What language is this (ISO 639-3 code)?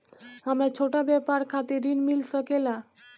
bho